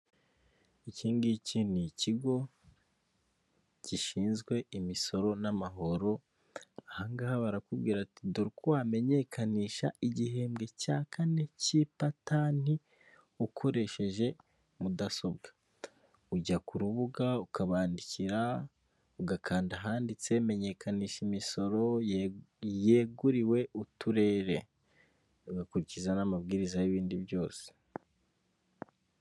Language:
Kinyarwanda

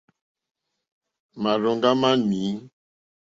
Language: Mokpwe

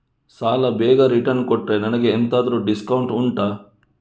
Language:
Kannada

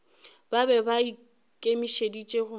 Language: Northern Sotho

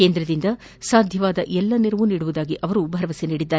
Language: Kannada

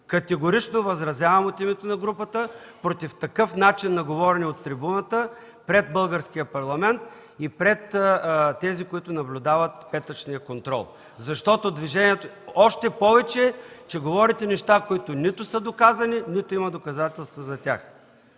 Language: Bulgarian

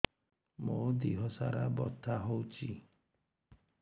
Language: Odia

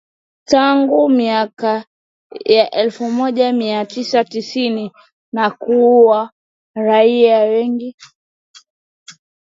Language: Swahili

